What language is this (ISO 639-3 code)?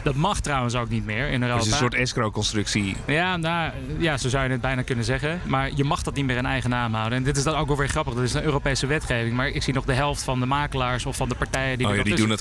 nld